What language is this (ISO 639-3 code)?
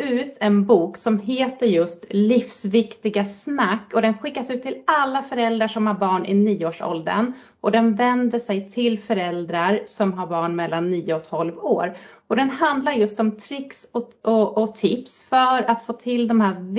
swe